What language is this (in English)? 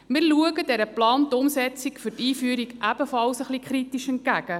Swiss German